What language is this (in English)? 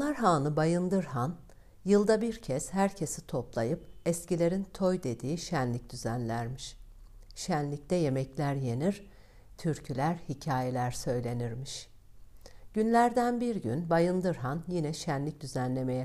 Turkish